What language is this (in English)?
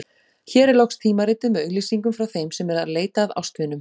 Icelandic